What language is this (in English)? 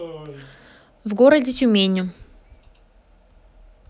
Russian